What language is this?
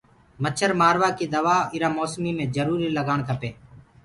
Gurgula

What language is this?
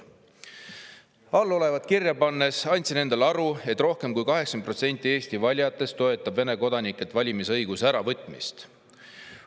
Estonian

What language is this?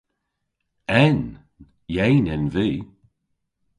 Cornish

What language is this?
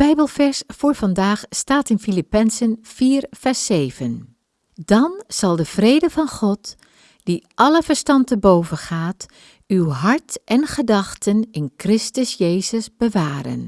Dutch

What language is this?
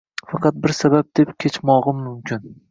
Uzbek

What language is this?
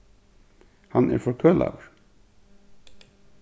Faroese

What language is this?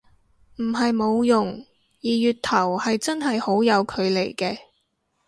Cantonese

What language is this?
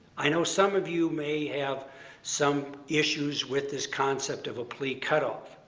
English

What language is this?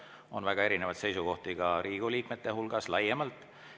Estonian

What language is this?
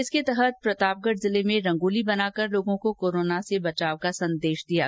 Hindi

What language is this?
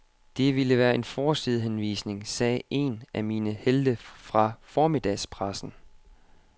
Danish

